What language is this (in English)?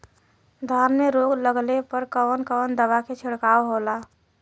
Bhojpuri